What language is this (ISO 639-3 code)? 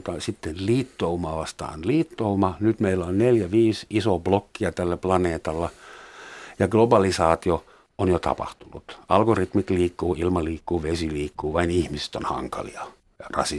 fin